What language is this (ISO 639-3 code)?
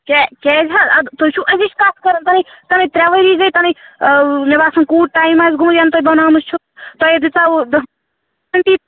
kas